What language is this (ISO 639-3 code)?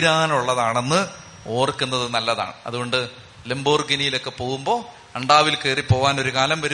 mal